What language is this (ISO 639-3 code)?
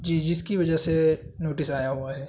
urd